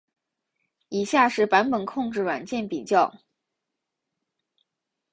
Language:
Chinese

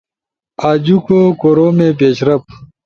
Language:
Ushojo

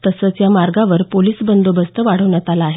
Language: Marathi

